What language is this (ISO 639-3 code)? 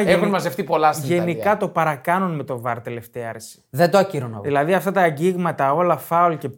ell